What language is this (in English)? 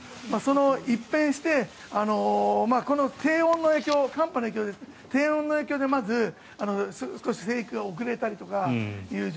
Japanese